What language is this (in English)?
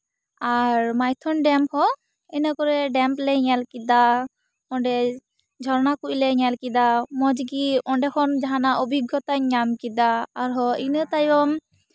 Santali